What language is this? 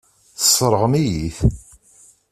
Kabyle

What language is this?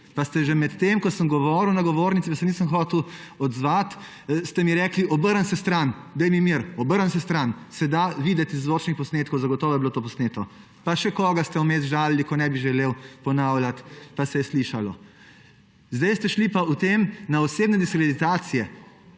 Slovenian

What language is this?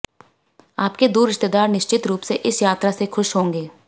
Hindi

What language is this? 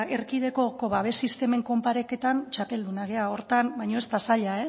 Basque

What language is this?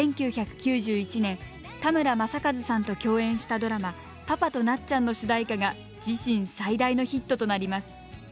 Japanese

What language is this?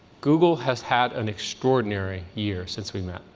English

